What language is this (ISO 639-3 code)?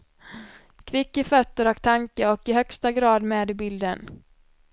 swe